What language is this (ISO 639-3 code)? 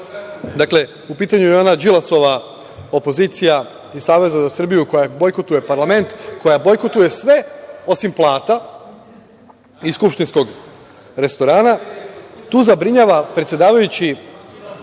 srp